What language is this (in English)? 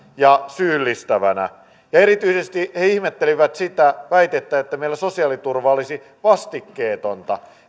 Finnish